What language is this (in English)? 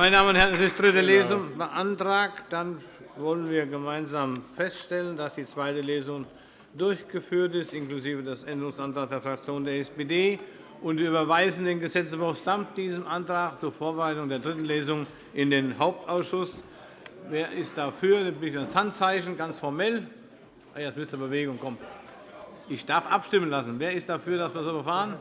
German